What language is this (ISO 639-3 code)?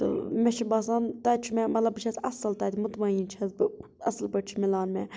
kas